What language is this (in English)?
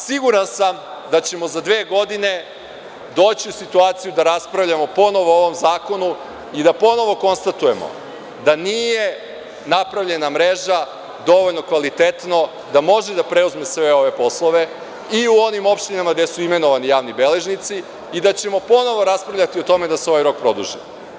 Serbian